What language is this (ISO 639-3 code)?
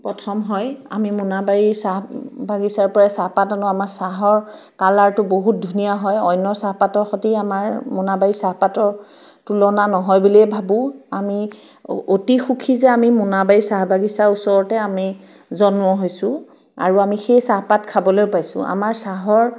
asm